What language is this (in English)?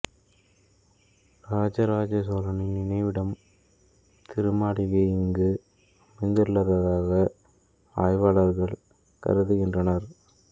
Tamil